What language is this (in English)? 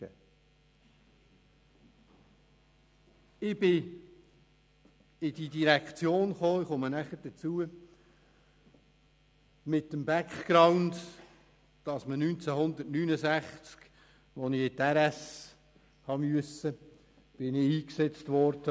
Swiss German